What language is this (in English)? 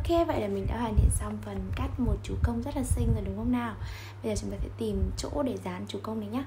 Vietnamese